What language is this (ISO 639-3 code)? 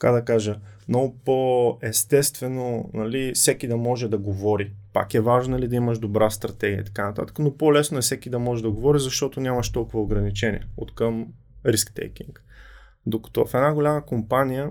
bul